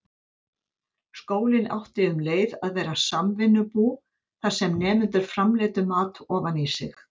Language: Icelandic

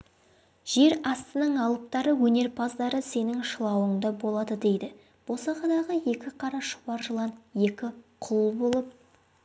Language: Kazakh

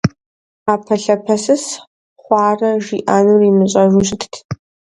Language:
Kabardian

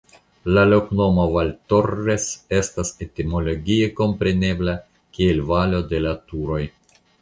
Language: Esperanto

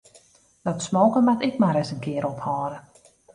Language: Western Frisian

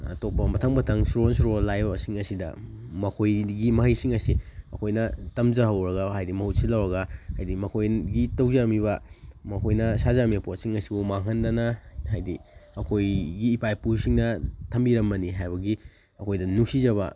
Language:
Manipuri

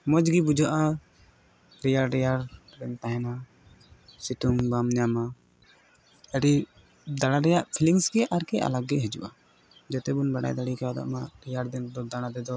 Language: Santali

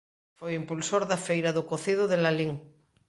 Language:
Galician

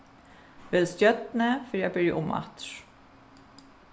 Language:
Faroese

